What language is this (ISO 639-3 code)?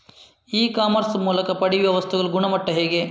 kan